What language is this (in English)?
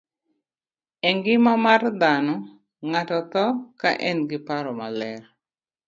Luo (Kenya and Tanzania)